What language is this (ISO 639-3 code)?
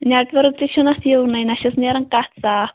kas